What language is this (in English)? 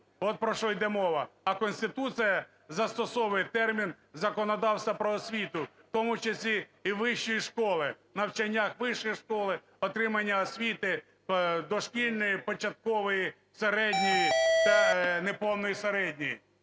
Ukrainian